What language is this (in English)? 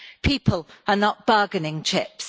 English